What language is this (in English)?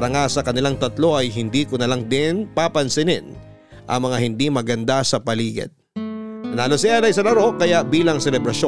Filipino